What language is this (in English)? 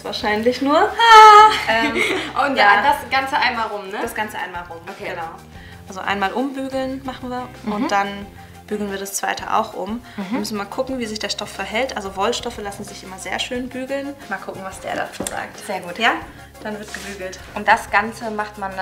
German